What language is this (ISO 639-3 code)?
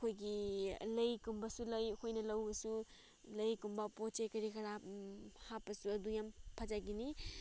mni